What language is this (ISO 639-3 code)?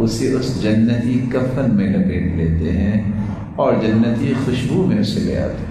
ara